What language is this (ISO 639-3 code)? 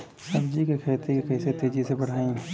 bho